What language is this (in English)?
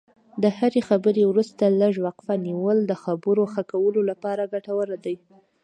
Pashto